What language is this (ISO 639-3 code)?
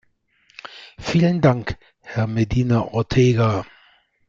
deu